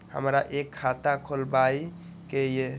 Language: Maithili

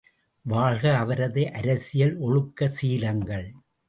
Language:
Tamil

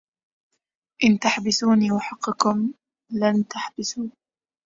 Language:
Arabic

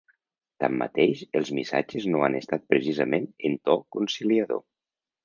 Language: Catalan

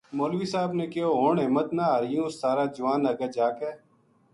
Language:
Gujari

